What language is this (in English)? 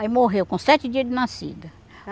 Portuguese